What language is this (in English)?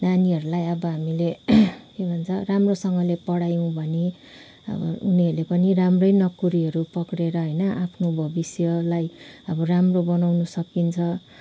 Nepali